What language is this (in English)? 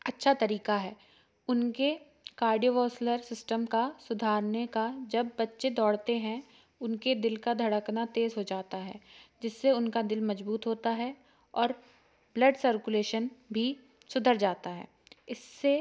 Hindi